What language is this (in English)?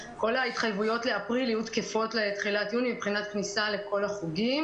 Hebrew